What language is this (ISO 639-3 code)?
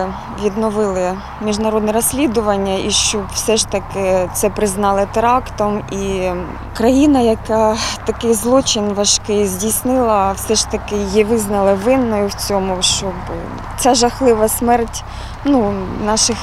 ukr